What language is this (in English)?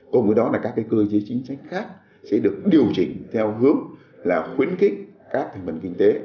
Vietnamese